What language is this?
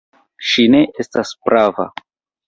Esperanto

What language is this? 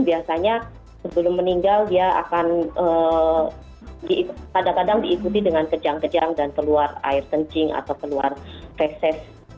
Indonesian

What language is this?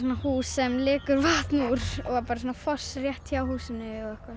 Icelandic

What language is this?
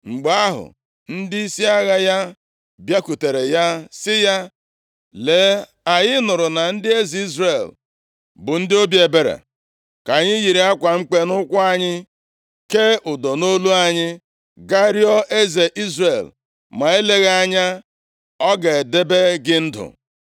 Igbo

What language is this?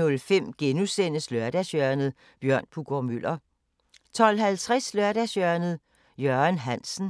Danish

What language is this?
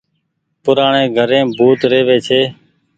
Goaria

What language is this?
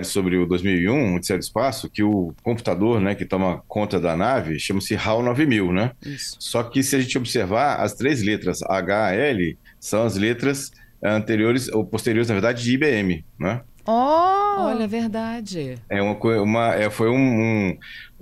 Portuguese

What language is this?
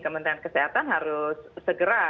Indonesian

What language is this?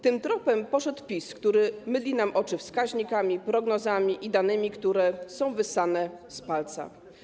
Polish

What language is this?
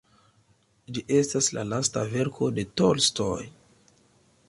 Esperanto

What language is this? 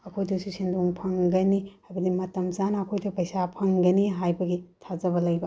Manipuri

